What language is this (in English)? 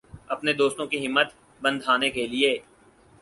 Urdu